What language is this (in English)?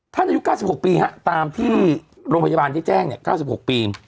Thai